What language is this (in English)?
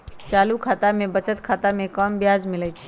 Magahi